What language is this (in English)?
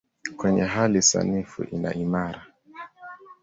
Swahili